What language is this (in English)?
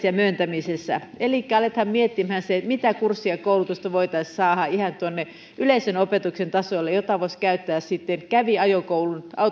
Finnish